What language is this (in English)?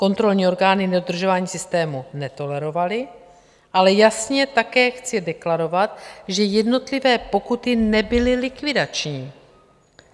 Czech